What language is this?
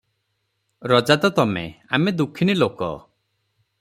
Odia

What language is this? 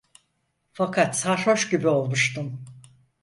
Turkish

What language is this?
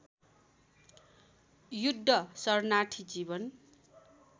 Nepali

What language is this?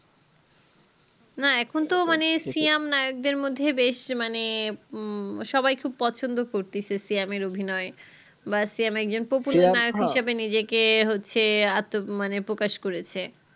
Bangla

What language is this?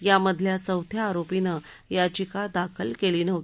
Marathi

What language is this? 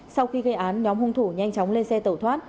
Vietnamese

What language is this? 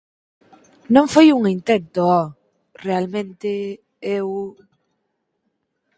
Galician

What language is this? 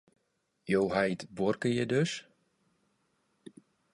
Western Frisian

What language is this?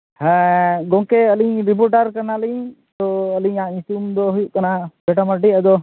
Santali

